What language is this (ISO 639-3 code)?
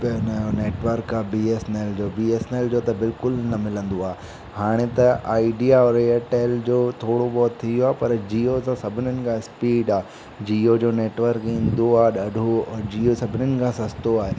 snd